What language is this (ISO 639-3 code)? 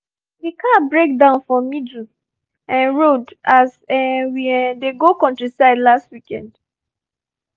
pcm